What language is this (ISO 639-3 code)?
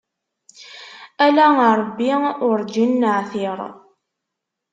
kab